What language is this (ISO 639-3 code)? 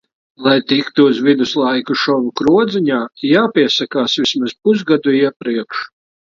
lav